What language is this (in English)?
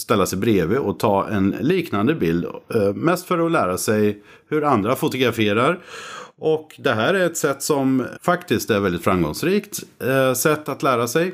Swedish